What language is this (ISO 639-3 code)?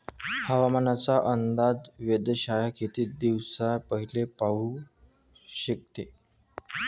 mar